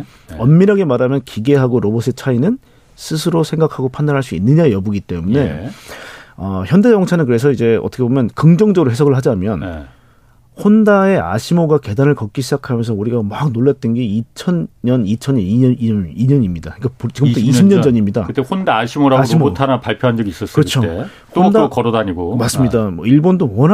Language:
Korean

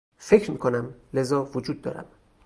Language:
Persian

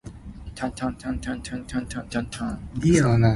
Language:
Min Nan Chinese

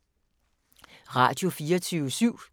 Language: Danish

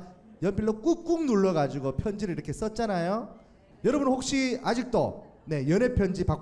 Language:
Korean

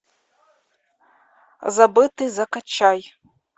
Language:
Russian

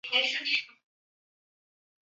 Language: Chinese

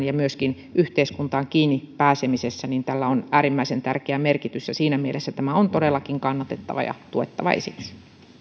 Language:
Finnish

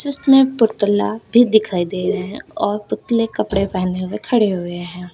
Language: Hindi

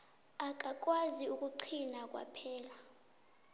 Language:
South Ndebele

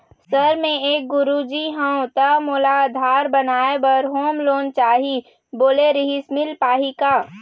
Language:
Chhattisgarhi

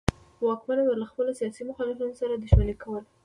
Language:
Pashto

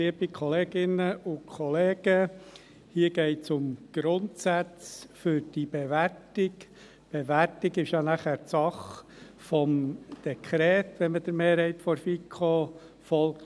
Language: Swiss German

